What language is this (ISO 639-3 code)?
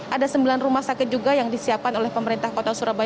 ind